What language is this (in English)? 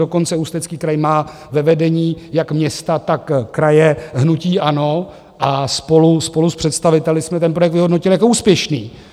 Czech